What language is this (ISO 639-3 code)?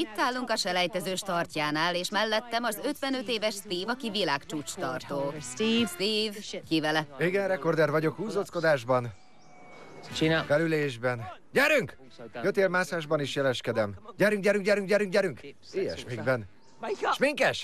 hun